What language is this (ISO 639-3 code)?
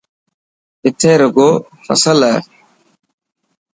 mki